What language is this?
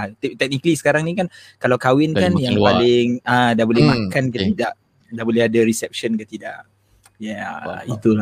Malay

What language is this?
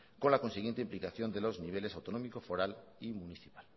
Spanish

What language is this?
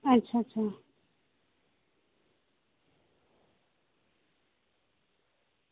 Dogri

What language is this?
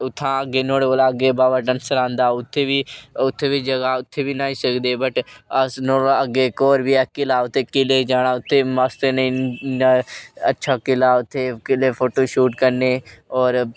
Dogri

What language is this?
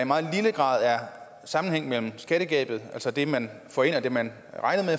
Danish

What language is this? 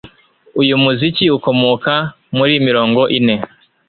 Kinyarwanda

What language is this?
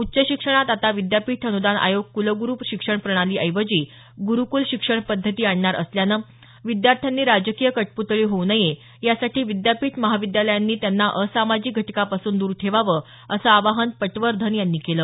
Marathi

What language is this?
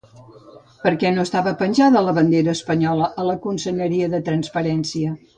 Catalan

